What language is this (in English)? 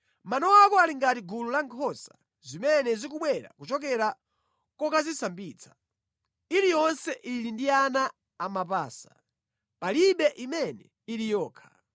Nyanja